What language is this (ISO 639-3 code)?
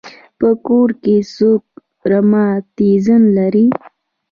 pus